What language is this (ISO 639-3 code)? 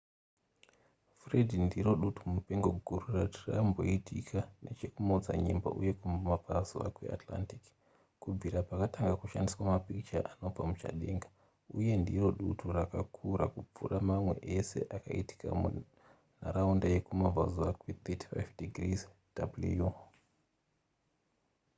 sna